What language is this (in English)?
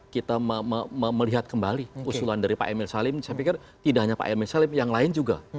Indonesian